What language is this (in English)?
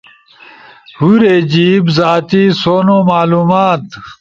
Ushojo